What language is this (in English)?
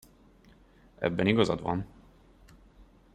Hungarian